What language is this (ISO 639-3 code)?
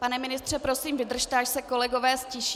ces